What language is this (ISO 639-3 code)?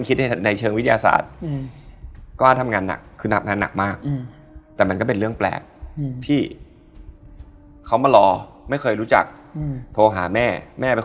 tha